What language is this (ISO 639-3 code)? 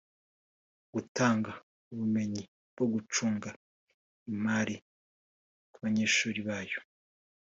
kin